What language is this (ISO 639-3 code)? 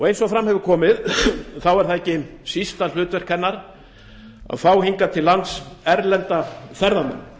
isl